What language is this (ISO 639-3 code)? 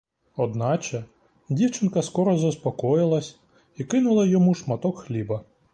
ukr